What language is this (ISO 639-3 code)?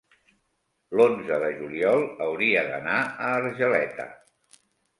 cat